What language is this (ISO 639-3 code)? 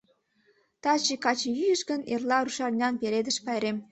chm